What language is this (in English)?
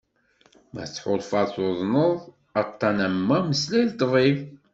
Kabyle